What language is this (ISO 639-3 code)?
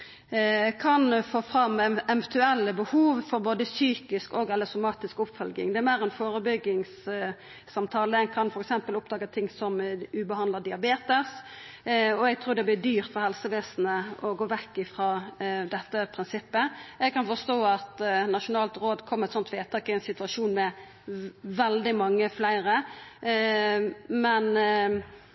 nno